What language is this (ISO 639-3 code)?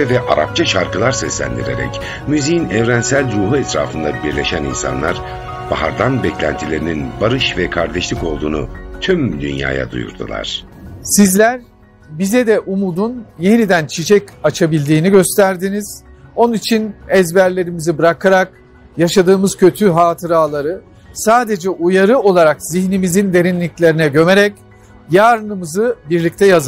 tur